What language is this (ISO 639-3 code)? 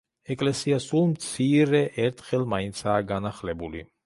kat